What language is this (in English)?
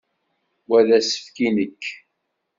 Kabyle